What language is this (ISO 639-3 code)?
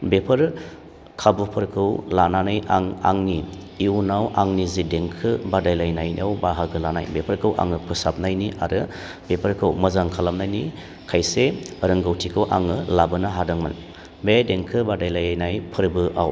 brx